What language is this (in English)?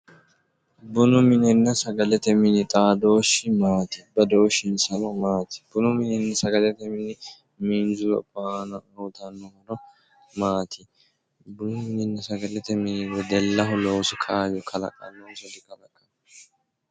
Sidamo